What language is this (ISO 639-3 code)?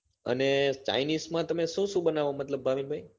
guj